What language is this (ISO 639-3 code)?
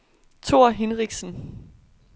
dan